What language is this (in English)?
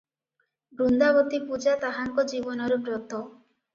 Odia